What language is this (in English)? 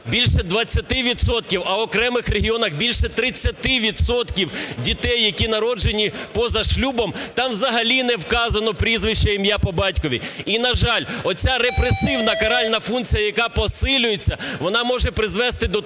Ukrainian